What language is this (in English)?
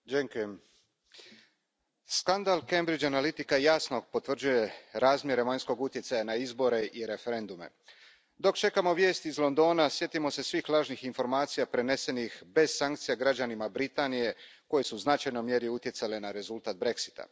Croatian